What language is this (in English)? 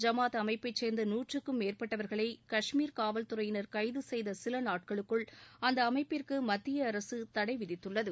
Tamil